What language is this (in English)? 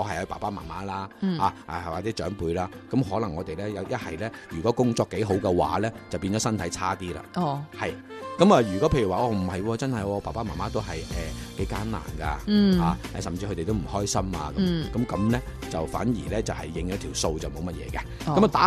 Chinese